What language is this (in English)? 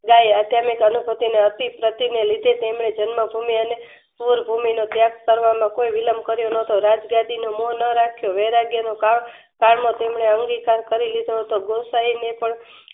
Gujarati